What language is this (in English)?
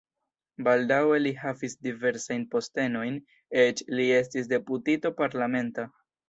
Esperanto